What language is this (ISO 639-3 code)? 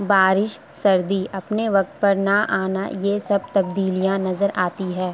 urd